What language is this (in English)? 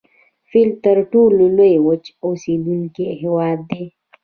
Pashto